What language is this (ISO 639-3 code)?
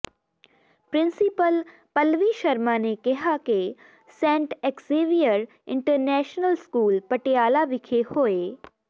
pan